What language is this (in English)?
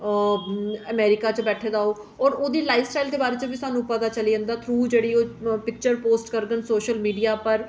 Dogri